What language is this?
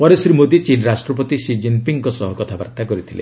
Odia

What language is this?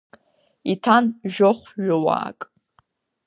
Abkhazian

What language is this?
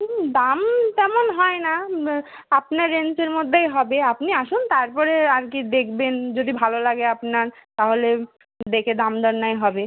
Bangla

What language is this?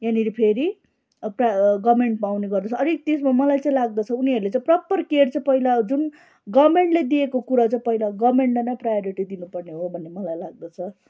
Nepali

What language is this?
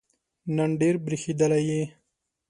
Pashto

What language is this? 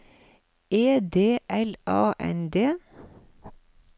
Norwegian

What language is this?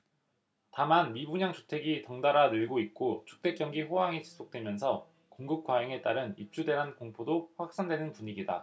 Korean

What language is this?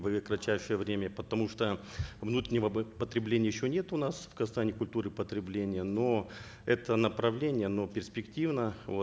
Kazakh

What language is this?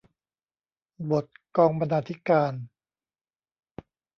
Thai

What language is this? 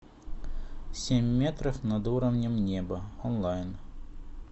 Russian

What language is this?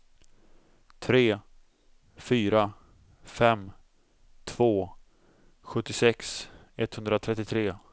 Swedish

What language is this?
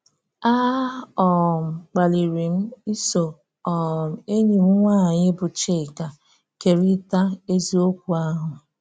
Igbo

